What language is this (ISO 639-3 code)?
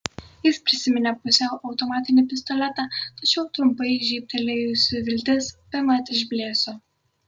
lit